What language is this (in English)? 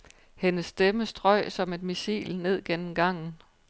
Danish